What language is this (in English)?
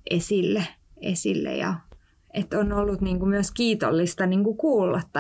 Finnish